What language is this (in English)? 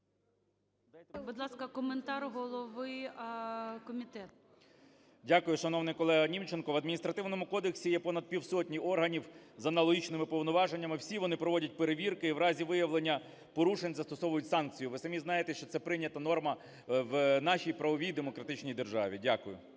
Ukrainian